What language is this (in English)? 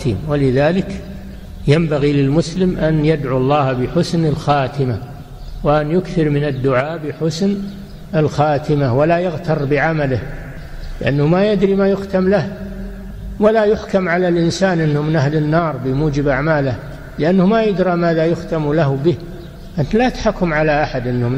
Arabic